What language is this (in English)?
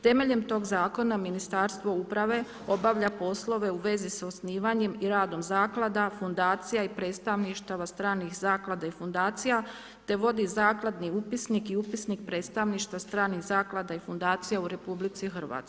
Croatian